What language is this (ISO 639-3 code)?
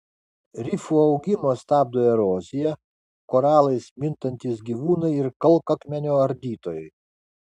lit